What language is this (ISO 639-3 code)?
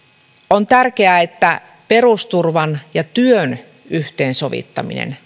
fin